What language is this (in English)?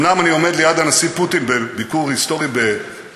Hebrew